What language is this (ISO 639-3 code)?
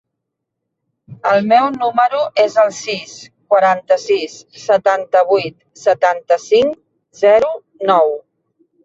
cat